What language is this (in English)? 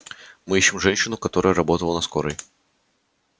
Russian